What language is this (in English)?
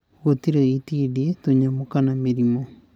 Kikuyu